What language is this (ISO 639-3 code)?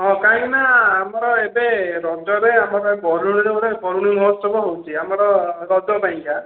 ori